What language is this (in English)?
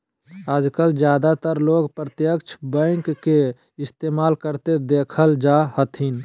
Magahi